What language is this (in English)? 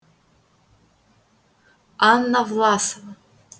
Russian